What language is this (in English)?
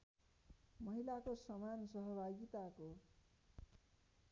Nepali